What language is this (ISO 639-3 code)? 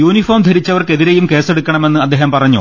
mal